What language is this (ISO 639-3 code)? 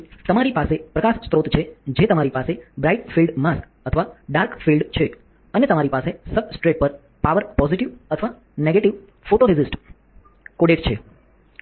guj